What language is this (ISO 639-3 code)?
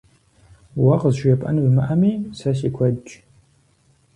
kbd